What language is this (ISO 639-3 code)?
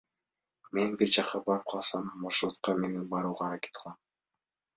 kir